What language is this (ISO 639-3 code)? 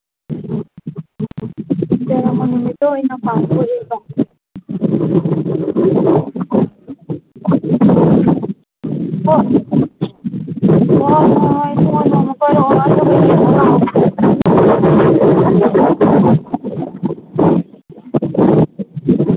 mni